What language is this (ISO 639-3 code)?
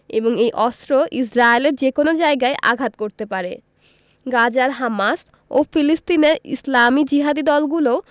ben